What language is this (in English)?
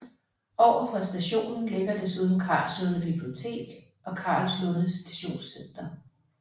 Danish